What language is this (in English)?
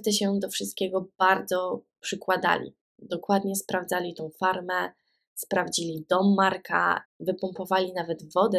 Polish